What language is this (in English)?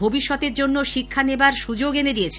Bangla